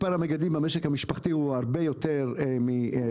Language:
Hebrew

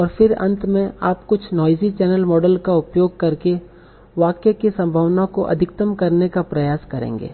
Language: Hindi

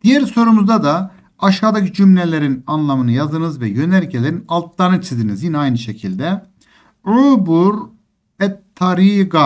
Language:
Turkish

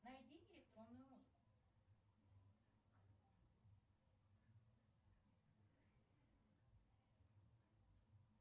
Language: Russian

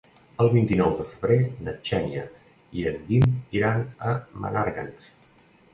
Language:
Catalan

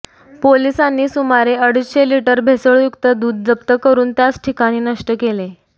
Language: Marathi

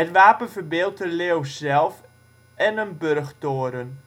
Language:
Dutch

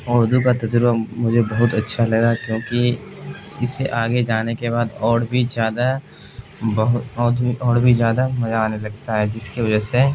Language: Urdu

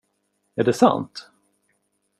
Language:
Swedish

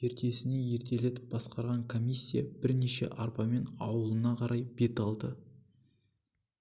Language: Kazakh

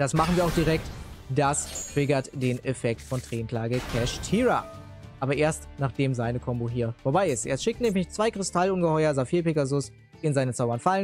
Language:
German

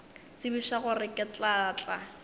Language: Northern Sotho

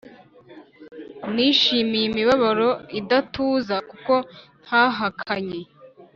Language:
Kinyarwanda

